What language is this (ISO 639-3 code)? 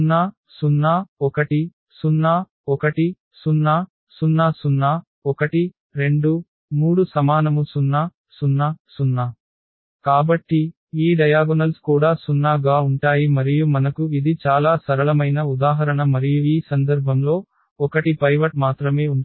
tel